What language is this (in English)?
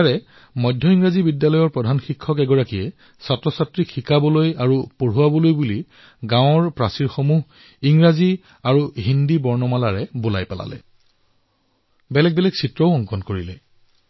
Assamese